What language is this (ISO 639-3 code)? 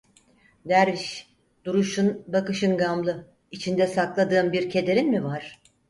tur